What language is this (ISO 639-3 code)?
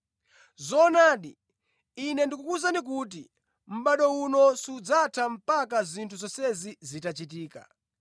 nya